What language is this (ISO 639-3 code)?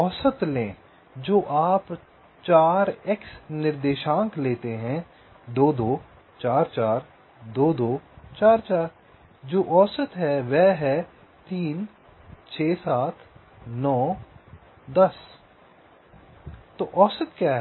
hin